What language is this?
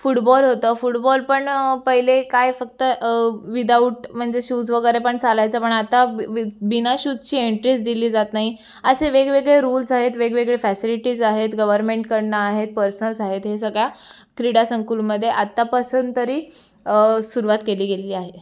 Marathi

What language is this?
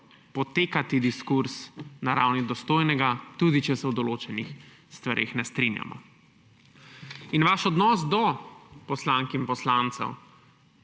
Slovenian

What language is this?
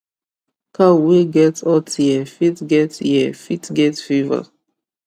Nigerian Pidgin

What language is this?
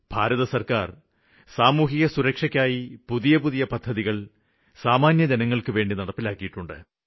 Malayalam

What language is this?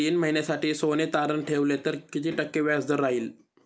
Marathi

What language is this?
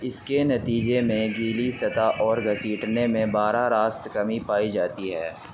Urdu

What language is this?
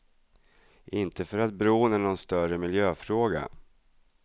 Swedish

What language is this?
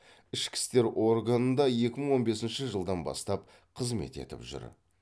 Kazakh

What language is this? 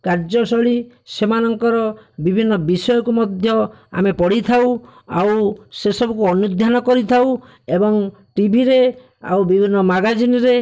Odia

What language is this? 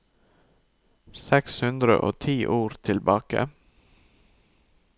Norwegian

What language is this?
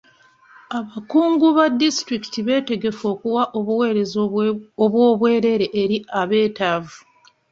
Ganda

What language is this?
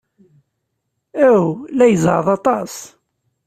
Kabyle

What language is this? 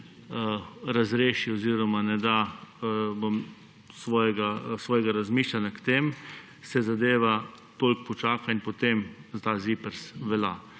Slovenian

